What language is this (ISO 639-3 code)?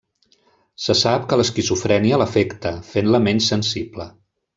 cat